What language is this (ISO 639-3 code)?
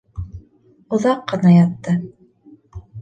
bak